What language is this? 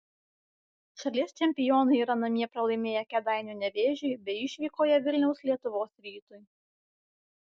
Lithuanian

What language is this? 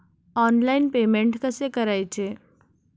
Marathi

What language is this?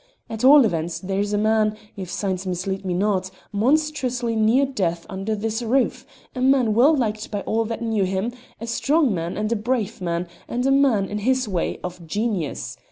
English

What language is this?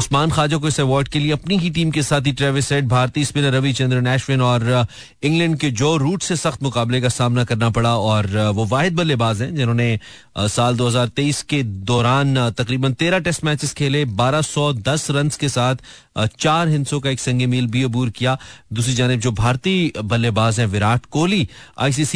Hindi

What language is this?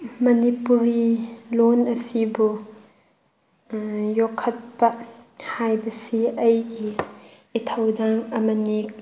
Manipuri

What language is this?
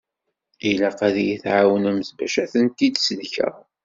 Kabyle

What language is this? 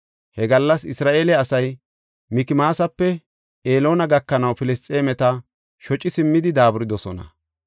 Gofa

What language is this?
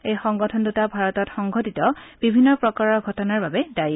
Assamese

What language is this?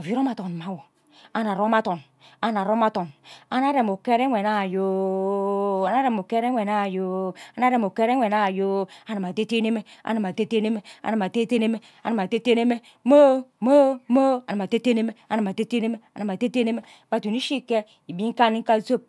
Ubaghara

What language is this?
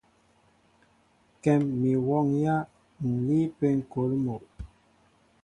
Mbo (Cameroon)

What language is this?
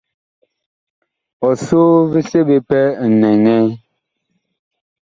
Bakoko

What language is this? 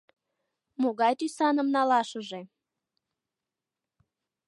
Mari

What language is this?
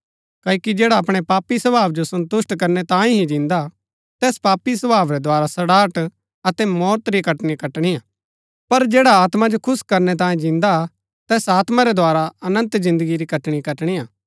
Gaddi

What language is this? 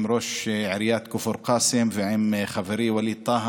Hebrew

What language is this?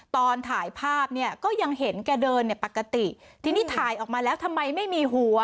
Thai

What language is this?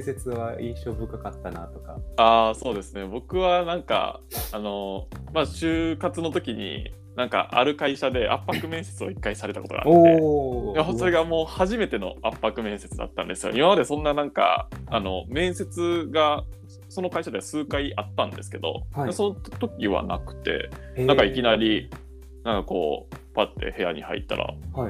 Japanese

